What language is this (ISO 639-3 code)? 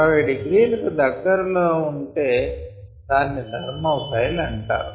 tel